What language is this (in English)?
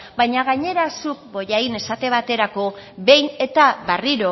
Basque